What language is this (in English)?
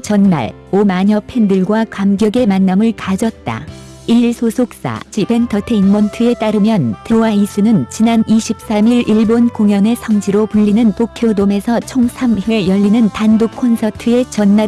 Korean